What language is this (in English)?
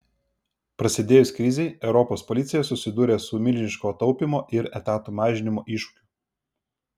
Lithuanian